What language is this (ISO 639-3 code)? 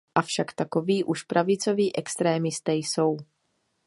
ces